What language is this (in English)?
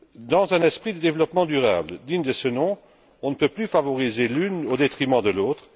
French